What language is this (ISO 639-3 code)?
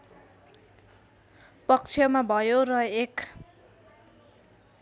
nep